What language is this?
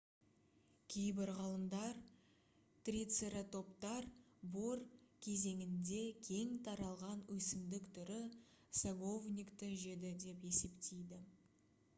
Kazakh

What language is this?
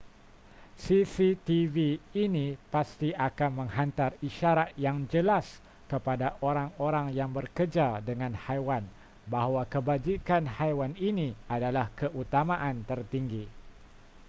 Malay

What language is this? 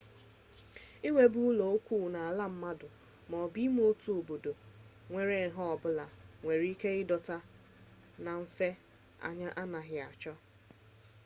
Igbo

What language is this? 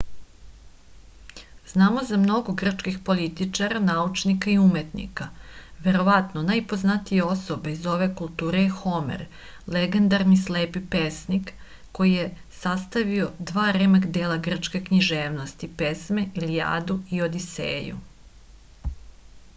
Serbian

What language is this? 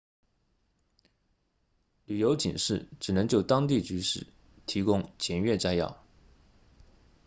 Chinese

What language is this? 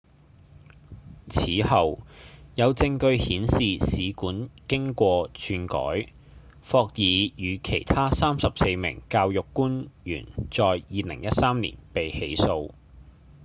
Cantonese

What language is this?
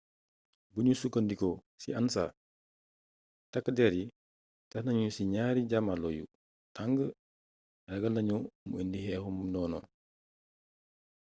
Wolof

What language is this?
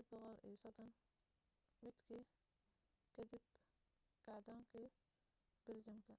Somali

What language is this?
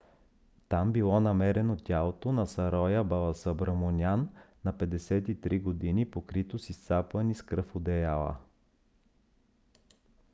Bulgarian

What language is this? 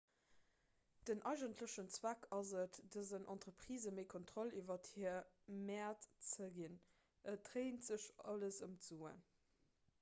Luxembourgish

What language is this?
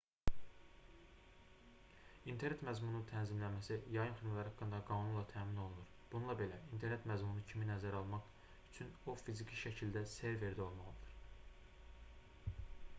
Azerbaijani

